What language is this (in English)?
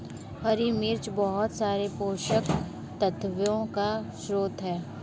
Hindi